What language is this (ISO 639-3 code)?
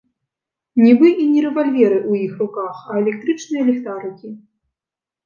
bel